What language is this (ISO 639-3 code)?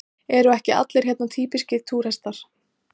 isl